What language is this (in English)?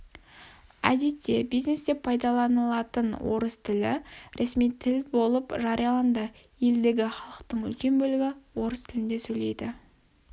Kazakh